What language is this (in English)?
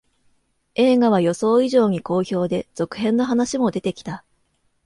Japanese